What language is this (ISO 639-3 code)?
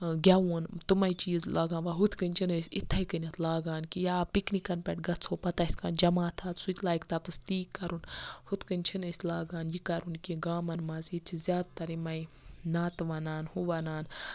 kas